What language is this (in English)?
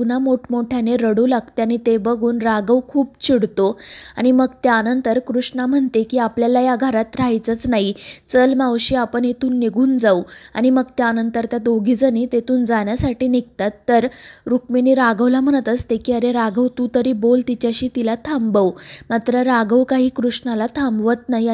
Marathi